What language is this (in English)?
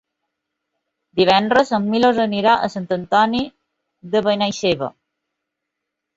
Catalan